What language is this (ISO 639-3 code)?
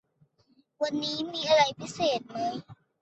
tha